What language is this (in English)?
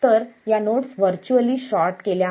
Marathi